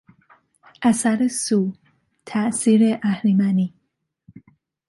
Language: Persian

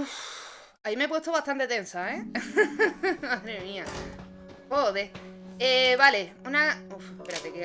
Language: Spanish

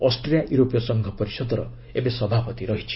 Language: Odia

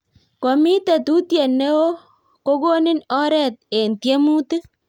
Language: Kalenjin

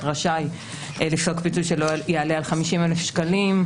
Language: Hebrew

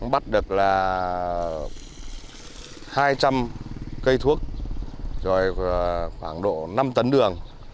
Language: Vietnamese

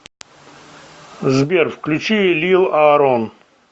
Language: Russian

